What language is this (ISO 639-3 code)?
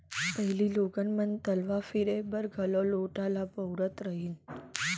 hne